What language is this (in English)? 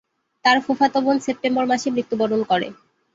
Bangla